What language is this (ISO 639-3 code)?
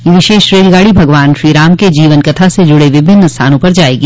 hin